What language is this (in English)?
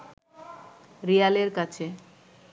Bangla